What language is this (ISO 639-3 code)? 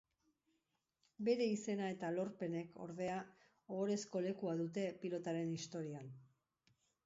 eus